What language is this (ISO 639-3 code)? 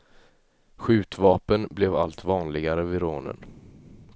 swe